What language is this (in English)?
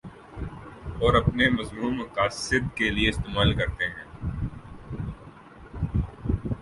Urdu